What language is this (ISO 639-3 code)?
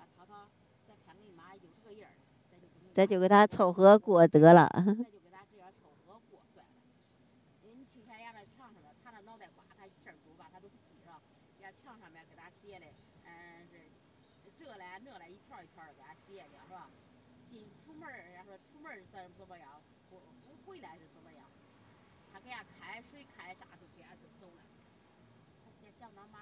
zho